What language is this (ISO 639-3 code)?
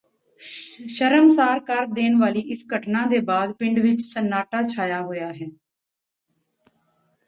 pan